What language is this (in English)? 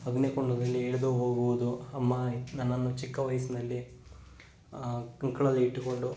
Kannada